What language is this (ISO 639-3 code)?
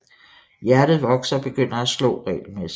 dan